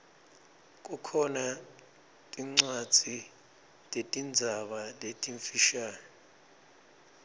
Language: Swati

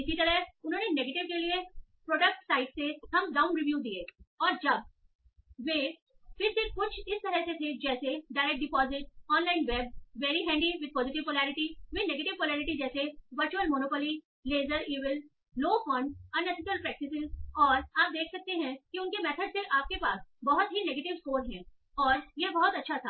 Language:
Hindi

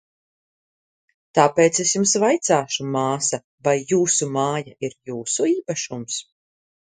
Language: Latvian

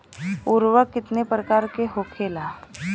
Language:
Bhojpuri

